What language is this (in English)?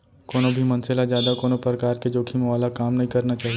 Chhattisgarhi